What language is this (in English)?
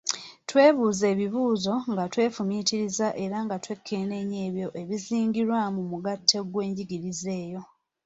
Ganda